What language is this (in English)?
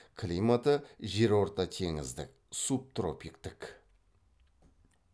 Kazakh